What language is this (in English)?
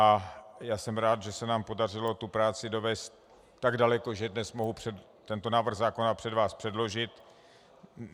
Czech